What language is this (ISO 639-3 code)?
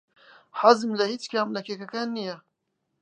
ckb